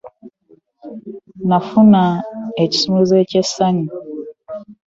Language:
Ganda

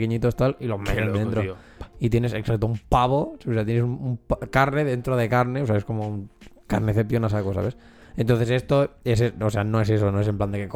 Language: Spanish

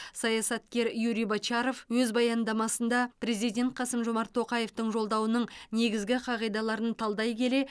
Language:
Kazakh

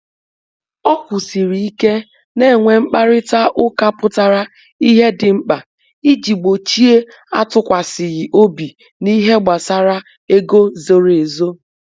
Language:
Igbo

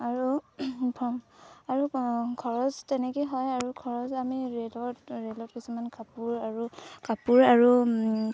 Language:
Assamese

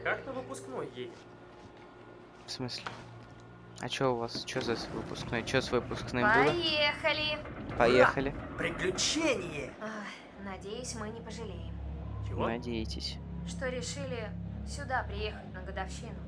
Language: Russian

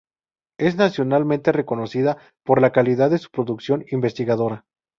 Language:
Spanish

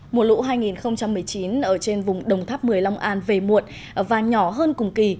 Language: Vietnamese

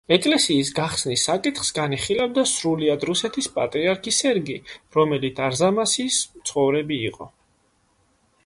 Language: Georgian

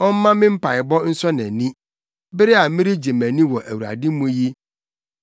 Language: Akan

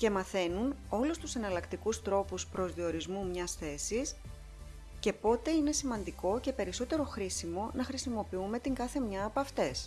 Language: Greek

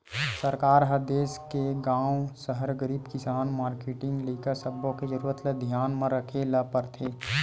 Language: Chhattisgarhi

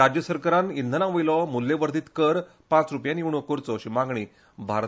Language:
Konkani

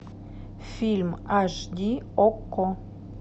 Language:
Russian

